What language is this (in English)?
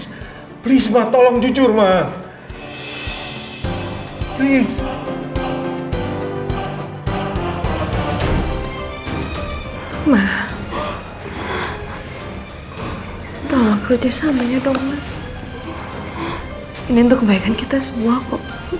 Indonesian